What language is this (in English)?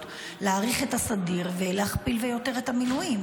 Hebrew